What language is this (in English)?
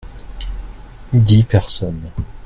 French